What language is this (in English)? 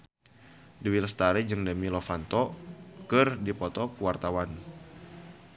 Sundanese